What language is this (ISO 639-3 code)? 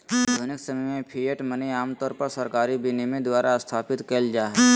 mag